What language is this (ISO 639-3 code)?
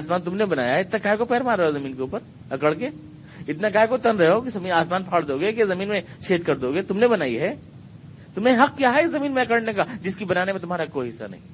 urd